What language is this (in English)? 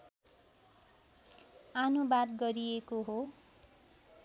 Nepali